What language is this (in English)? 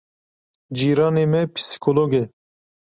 Kurdish